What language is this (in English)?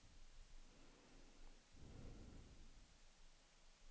Swedish